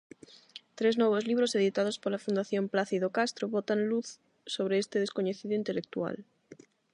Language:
Galician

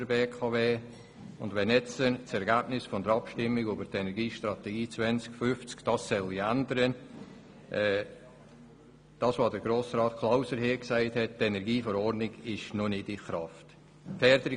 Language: Swiss German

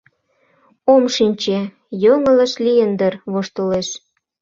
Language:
Mari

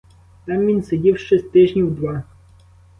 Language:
Ukrainian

